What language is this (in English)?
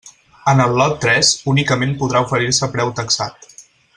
Catalan